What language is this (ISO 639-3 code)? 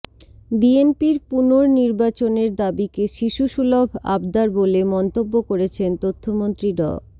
ben